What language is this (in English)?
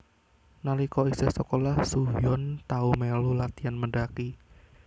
Javanese